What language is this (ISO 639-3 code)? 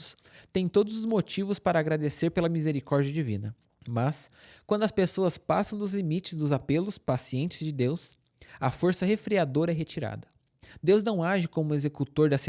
por